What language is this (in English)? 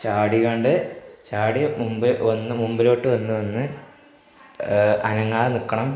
Malayalam